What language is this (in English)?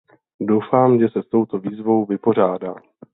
Czech